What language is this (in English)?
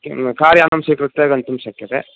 Sanskrit